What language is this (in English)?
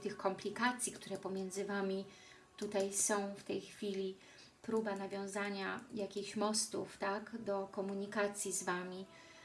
Polish